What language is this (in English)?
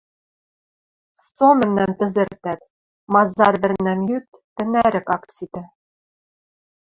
Western Mari